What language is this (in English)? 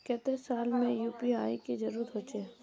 Magahi